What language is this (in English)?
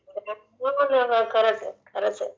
Marathi